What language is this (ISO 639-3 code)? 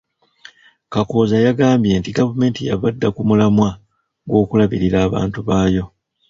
lug